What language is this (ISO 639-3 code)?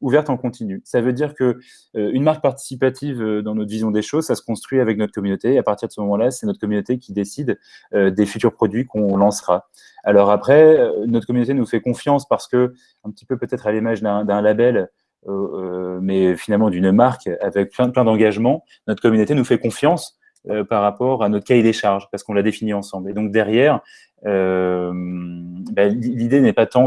fra